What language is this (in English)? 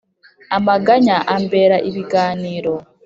Kinyarwanda